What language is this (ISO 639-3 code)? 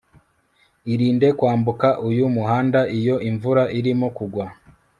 kin